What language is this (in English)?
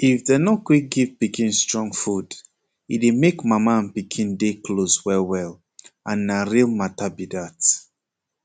Nigerian Pidgin